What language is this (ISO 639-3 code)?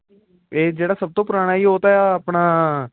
pan